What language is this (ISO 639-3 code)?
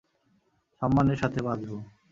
ben